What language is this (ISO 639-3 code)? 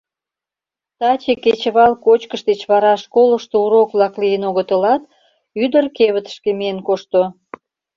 chm